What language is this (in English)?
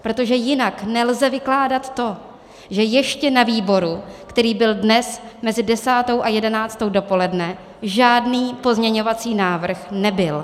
Czech